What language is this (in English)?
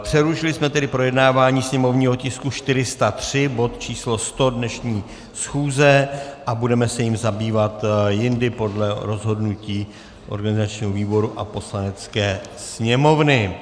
Czech